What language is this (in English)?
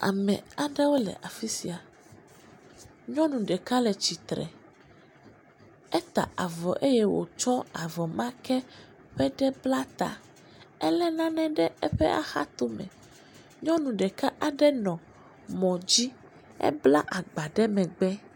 Ewe